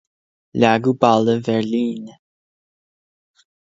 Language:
Irish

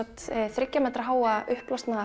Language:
Icelandic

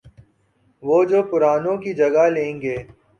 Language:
Urdu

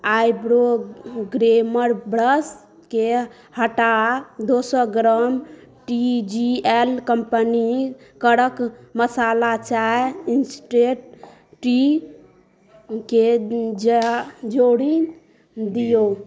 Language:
Maithili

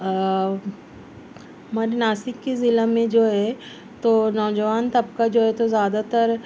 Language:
Urdu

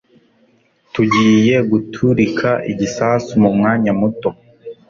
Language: Kinyarwanda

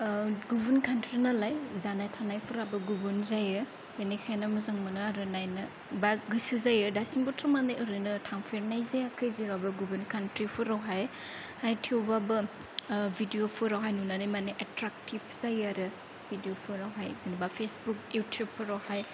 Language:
Bodo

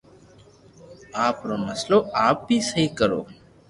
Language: Loarki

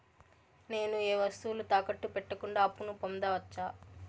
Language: Telugu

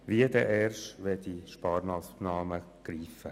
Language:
Swiss German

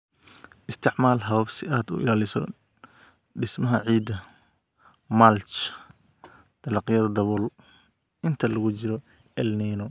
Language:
Somali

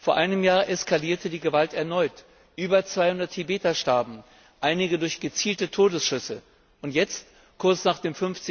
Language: German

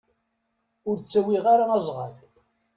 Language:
Kabyle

